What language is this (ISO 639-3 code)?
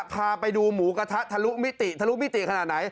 tha